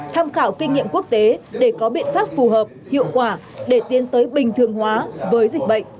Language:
Vietnamese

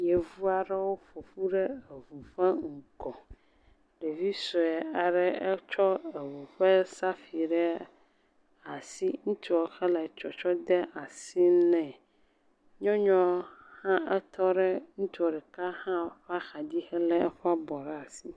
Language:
Ewe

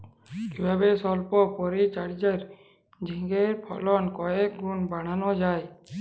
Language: Bangla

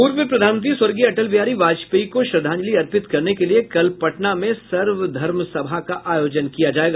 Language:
Hindi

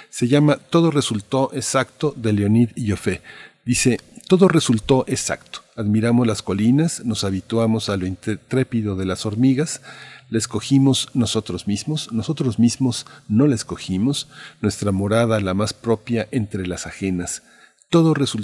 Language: Spanish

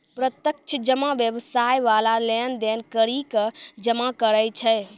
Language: Maithili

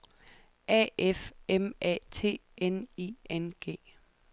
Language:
Danish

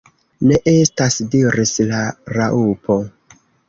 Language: Esperanto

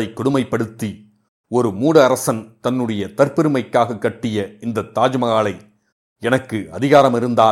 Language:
Tamil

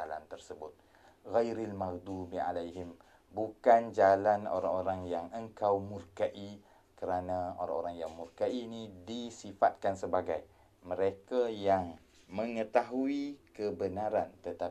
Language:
Malay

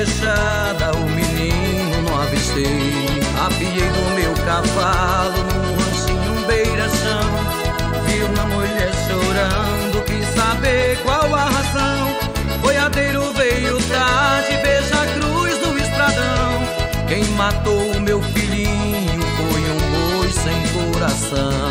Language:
Portuguese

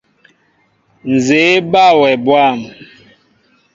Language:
Mbo (Cameroon)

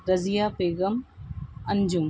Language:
Urdu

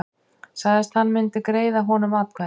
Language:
Icelandic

